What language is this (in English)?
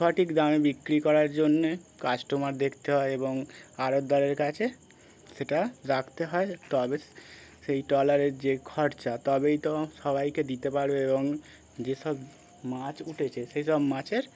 Bangla